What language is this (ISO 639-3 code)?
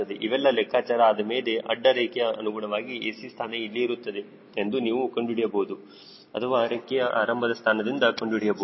kan